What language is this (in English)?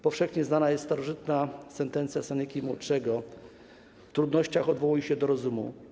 Polish